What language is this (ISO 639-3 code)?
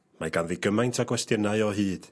cym